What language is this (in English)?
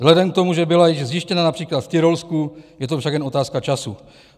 Czech